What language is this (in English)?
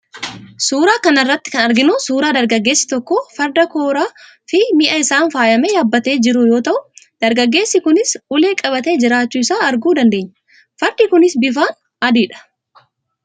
Oromo